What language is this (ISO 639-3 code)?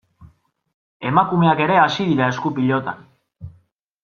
eus